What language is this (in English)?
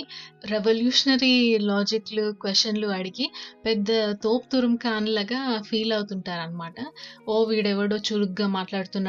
Telugu